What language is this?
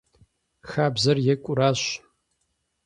Kabardian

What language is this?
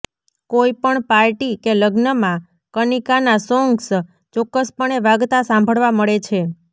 Gujarati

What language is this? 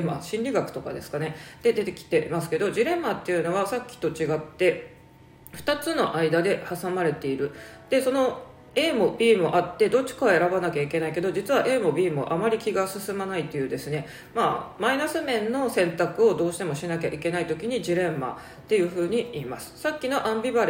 Japanese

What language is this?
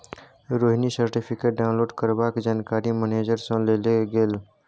Maithili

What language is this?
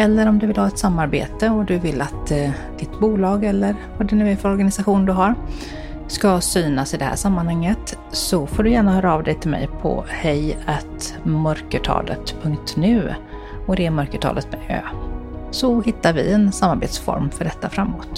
Swedish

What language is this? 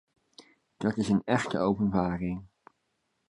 Dutch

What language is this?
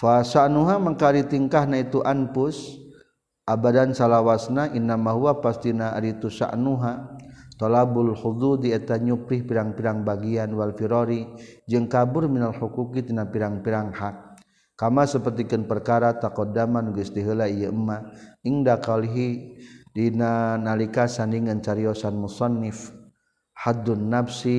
Malay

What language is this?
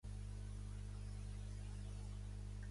Catalan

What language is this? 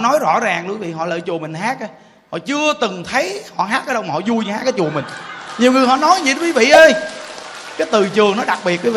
Vietnamese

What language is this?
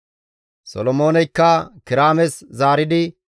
Gamo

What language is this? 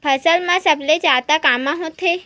Chhattisgarhi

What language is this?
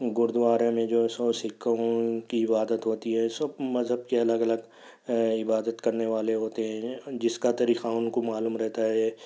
Urdu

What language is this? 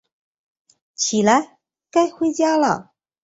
Chinese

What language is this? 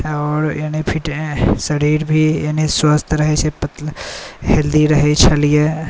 Maithili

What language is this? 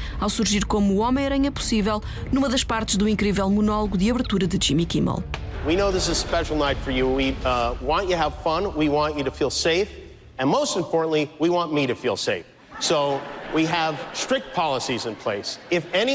Portuguese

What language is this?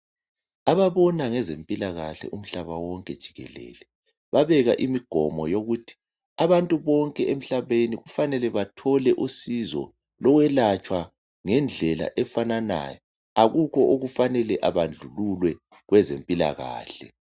North Ndebele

